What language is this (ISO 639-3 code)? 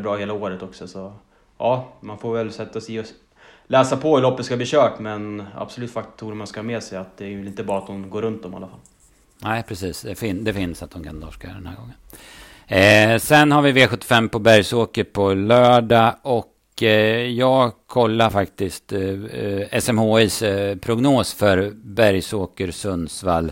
swe